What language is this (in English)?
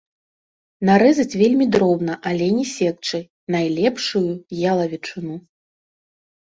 Belarusian